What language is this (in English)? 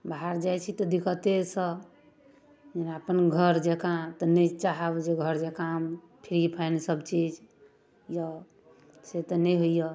Maithili